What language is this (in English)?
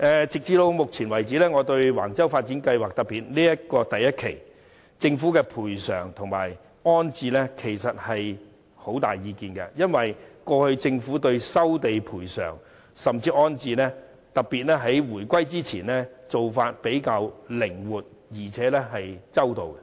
Cantonese